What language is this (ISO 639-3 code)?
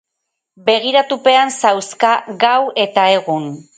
eus